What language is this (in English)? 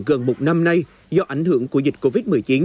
Vietnamese